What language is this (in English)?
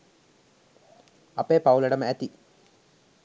Sinhala